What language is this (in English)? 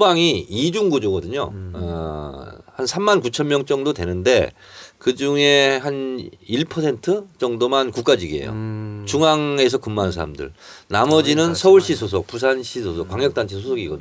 Korean